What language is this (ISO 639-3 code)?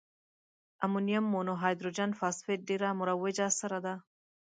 pus